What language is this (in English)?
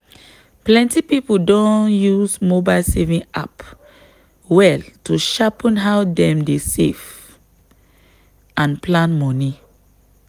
Nigerian Pidgin